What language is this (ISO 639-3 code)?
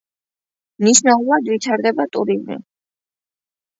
kat